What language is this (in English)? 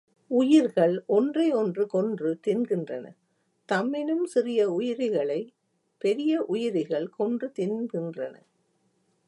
Tamil